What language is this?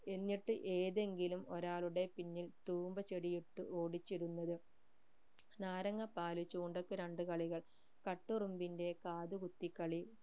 Malayalam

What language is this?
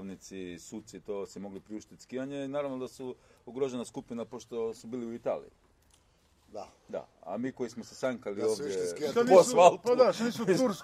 Croatian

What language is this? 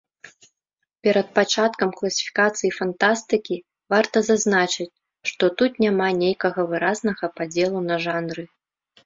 Belarusian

